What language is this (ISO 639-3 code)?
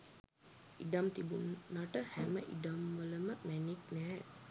sin